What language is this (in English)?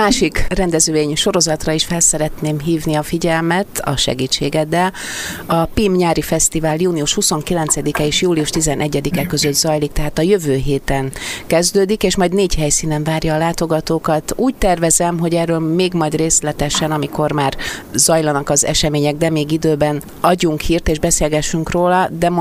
Hungarian